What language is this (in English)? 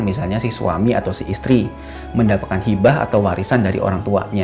Indonesian